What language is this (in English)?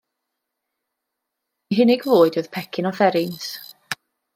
Welsh